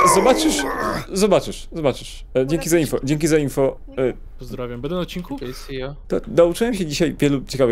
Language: Polish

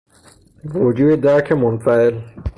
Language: Persian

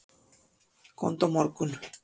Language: Icelandic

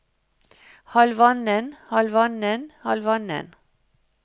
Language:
Norwegian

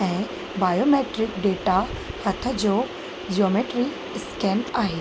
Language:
Sindhi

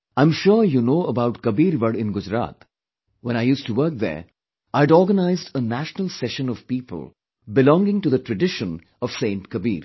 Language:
English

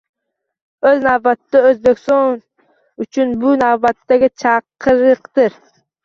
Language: Uzbek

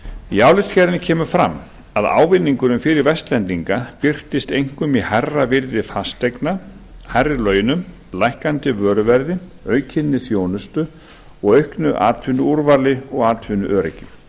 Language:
Icelandic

